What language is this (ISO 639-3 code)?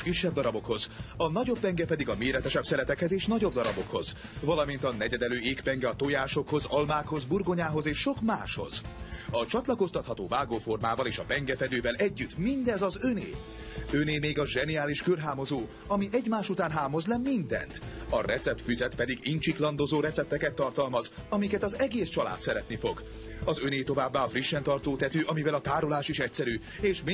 hun